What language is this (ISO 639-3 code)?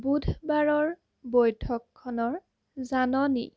asm